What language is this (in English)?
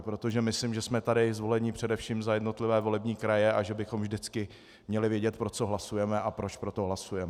Czech